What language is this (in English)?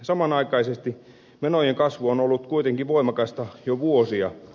Finnish